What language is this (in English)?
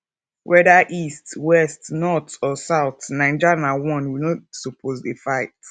Nigerian Pidgin